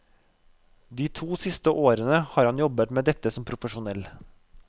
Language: Norwegian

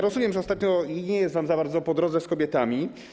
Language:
Polish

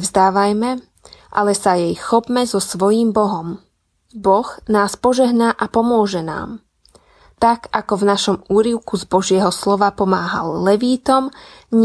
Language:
Slovak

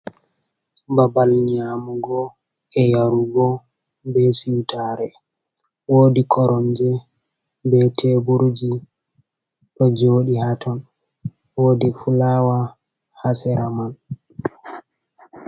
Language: Fula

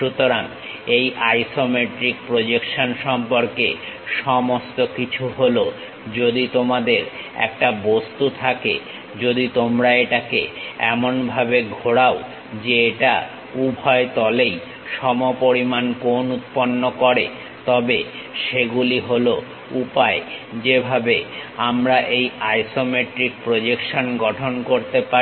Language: Bangla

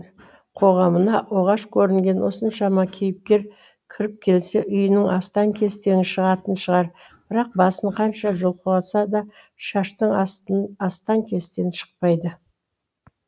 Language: Kazakh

